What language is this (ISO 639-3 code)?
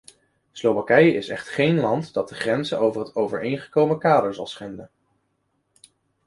nld